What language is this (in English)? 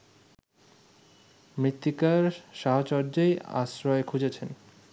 Bangla